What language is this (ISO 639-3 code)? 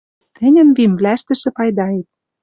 mrj